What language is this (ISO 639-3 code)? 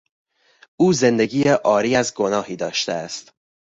fas